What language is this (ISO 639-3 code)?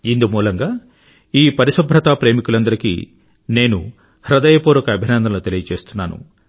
tel